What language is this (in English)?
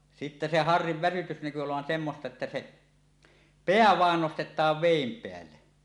Finnish